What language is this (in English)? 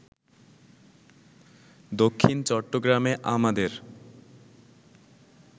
Bangla